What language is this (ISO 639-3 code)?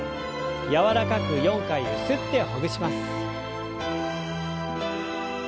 jpn